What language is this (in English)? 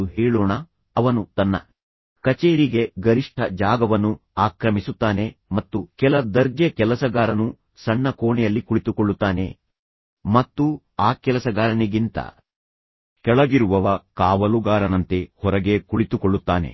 Kannada